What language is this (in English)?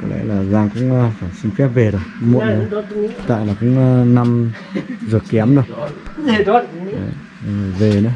Vietnamese